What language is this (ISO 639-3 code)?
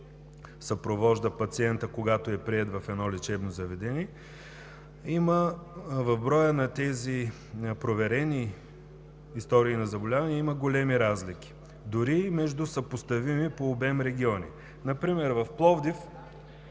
bul